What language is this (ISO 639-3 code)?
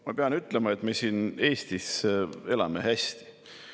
est